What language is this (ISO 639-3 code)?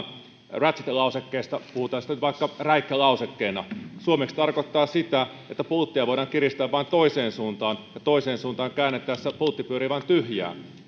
fin